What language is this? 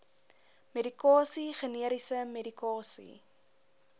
Afrikaans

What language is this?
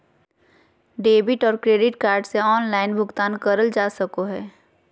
Magahi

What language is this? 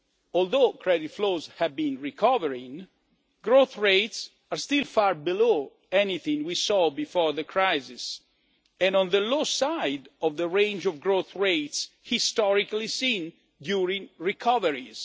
English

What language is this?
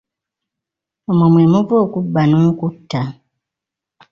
Ganda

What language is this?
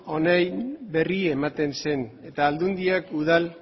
Basque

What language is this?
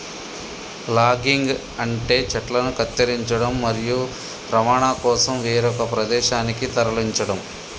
Telugu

